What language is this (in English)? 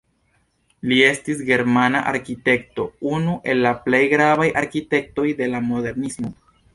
Esperanto